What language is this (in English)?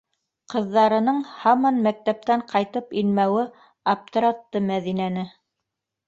Bashkir